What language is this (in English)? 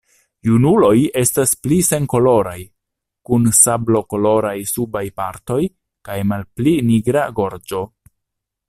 Esperanto